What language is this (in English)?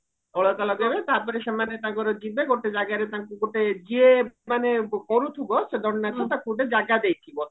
Odia